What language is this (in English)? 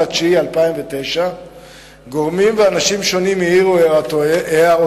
Hebrew